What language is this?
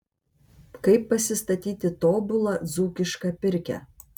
Lithuanian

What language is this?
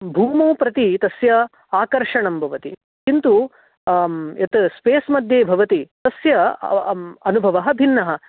Sanskrit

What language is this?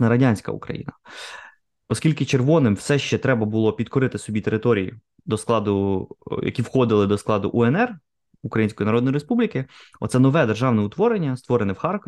Ukrainian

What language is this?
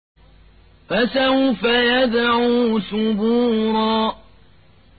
Arabic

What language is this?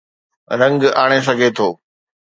Sindhi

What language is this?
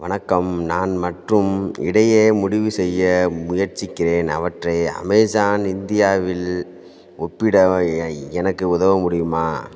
Tamil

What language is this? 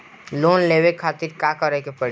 Bhojpuri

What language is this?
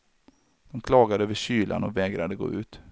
Swedish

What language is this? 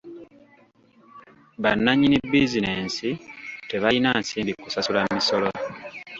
Ganda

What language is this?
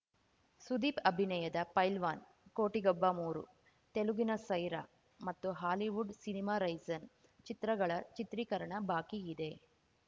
Kannada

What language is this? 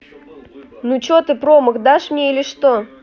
Russian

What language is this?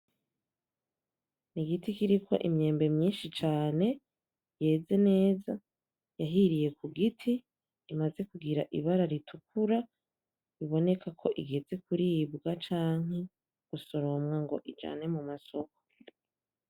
Rundi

